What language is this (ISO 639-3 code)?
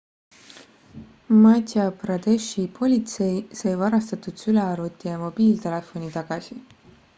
est